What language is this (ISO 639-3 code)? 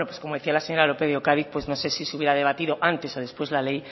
spa